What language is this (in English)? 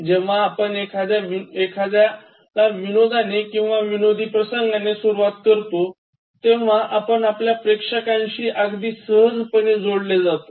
Marathi